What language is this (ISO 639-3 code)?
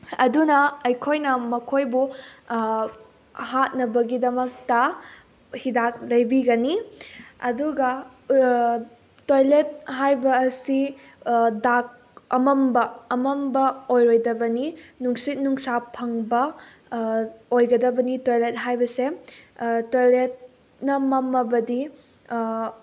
mni